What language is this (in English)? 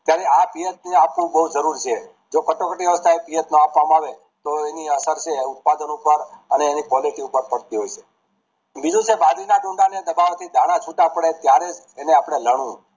Gujarati